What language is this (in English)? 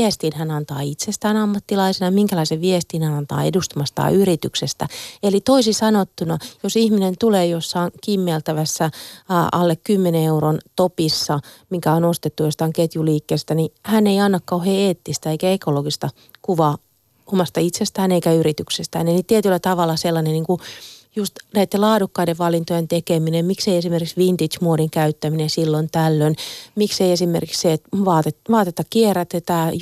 Finnish